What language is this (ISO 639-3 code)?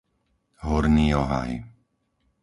slk